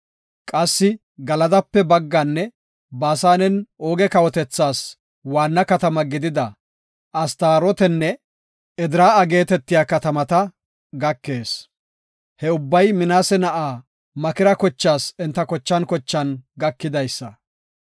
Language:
Gofa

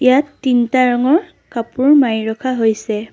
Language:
Assamese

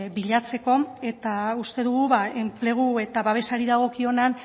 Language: Basque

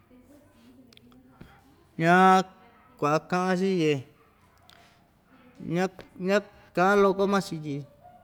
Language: Ixtayutla Mixtec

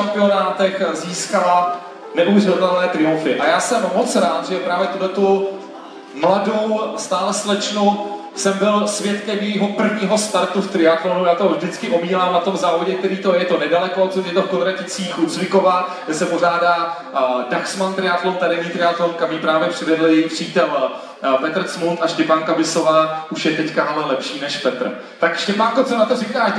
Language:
Czech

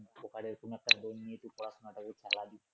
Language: Bangla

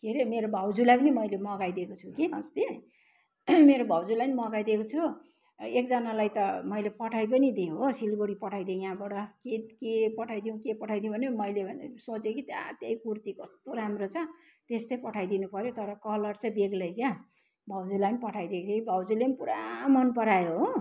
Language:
Nepali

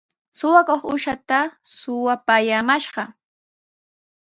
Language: Sihuas Ancash Quechua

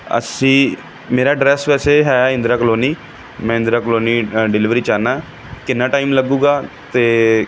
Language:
Punjabi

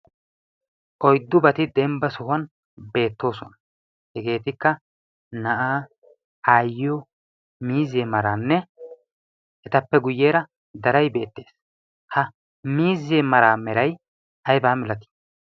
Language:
Wolaytta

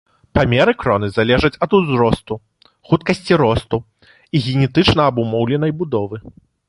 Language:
Belarusian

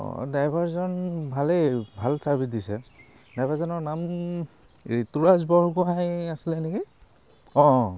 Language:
Assamese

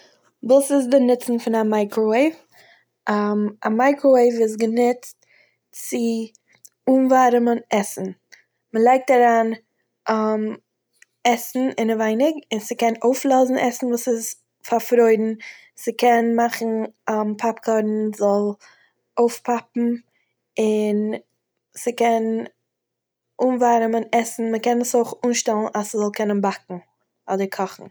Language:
Yiddish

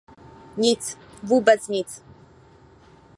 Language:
Czech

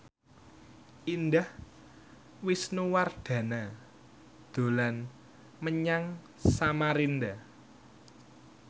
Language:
Javanese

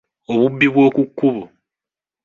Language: Ganda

